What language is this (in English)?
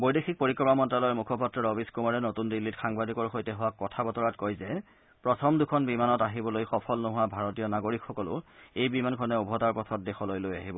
Assamese